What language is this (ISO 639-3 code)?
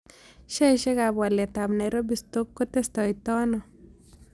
kln